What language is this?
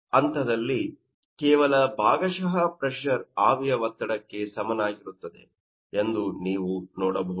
Kannada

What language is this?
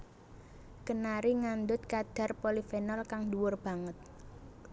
Javanese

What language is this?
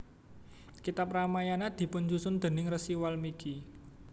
Javanese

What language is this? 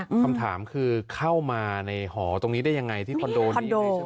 Thai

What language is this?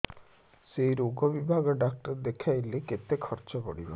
Odia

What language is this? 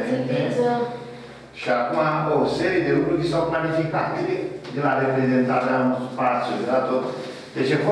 Romanian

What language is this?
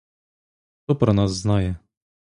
Ukrainian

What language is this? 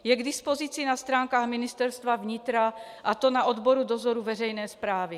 Czech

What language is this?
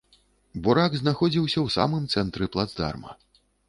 Belarusian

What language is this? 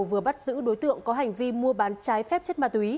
Vietnamese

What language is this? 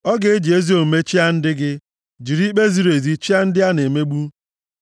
Igbo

